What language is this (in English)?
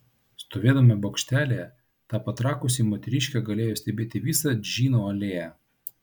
Lithuanian